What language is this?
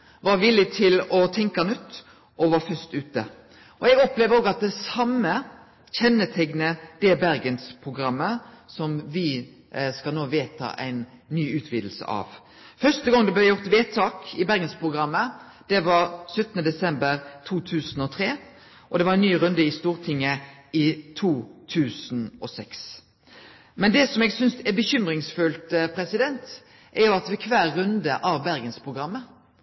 Norwegian Nynorsk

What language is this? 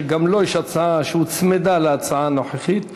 Hebrew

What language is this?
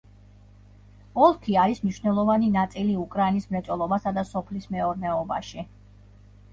Georgian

